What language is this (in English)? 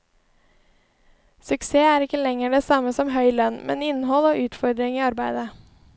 Norwegian